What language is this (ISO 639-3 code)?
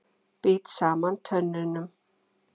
isl